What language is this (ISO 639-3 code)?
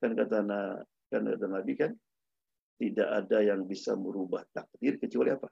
ind